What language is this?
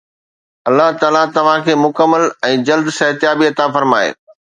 Sindhi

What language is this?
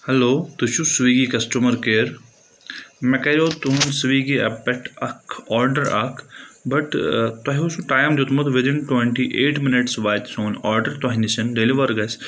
Kashmiri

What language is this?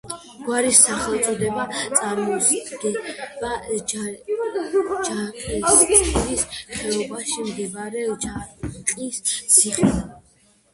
Georgian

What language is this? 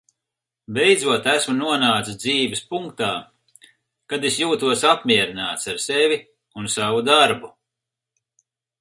Latvian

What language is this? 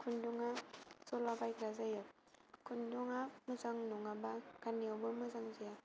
Bodo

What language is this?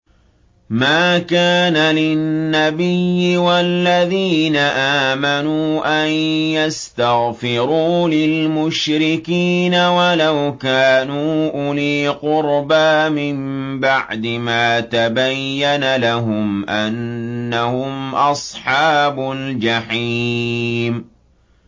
Arabic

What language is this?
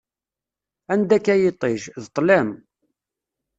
Kabyle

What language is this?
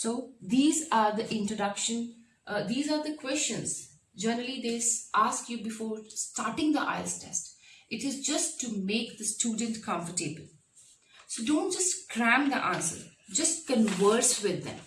English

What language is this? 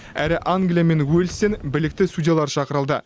Kazakh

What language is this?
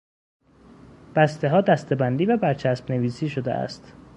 Persian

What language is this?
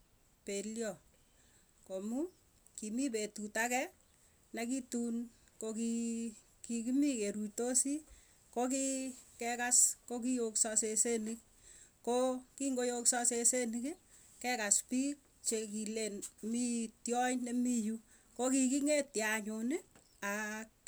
Tugen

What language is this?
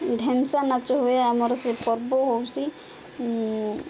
Odia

